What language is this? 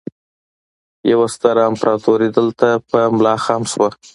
Pashto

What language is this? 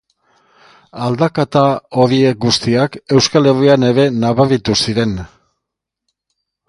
Basque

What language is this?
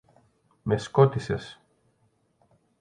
Greek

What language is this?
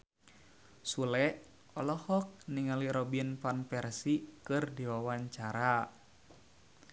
Sundanese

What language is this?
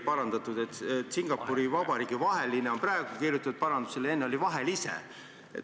Estonian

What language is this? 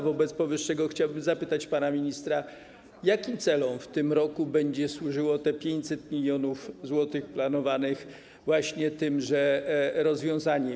Polish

